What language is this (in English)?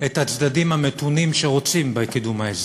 Hebrew